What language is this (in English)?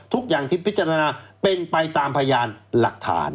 Thai